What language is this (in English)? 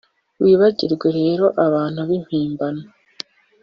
Kinyarwanda